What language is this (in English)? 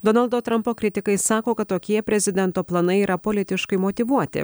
Lithuanian